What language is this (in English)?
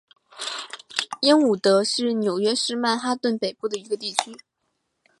Chinese